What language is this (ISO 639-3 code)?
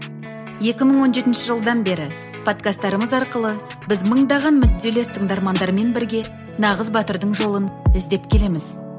kaz